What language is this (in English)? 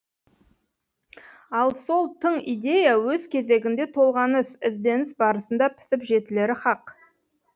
Kazakh